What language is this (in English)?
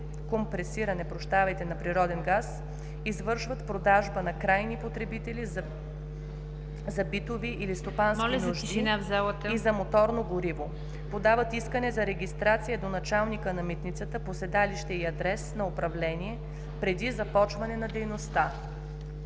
Bulgarian